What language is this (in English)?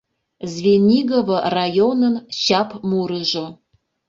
Mari